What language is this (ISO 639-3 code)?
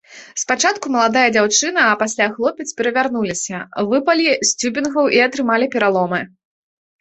bel